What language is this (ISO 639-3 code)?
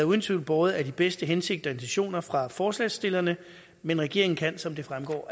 dan